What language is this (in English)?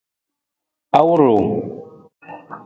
Nawdm